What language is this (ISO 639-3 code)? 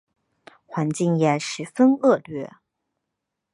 zho